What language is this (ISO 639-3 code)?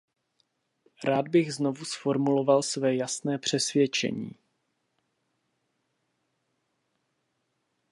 ces